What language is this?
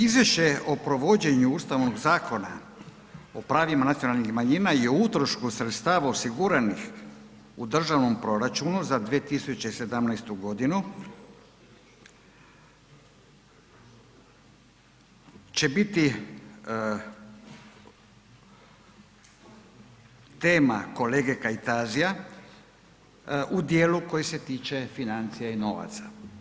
Croatian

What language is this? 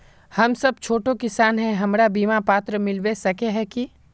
Magahi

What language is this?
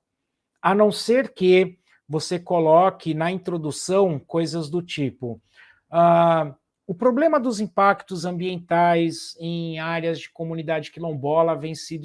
Portuguese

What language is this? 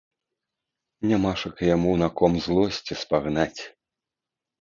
Belarusian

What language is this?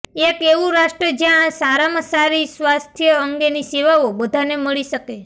Gujarati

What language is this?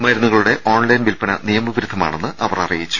Malayalam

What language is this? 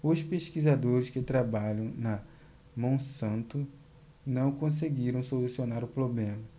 Portuguese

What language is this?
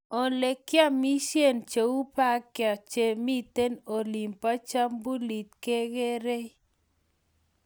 Kalenjin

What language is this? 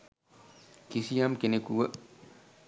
Sinhala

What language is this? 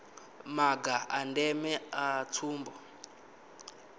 Venda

